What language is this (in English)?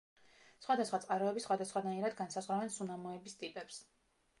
Georgian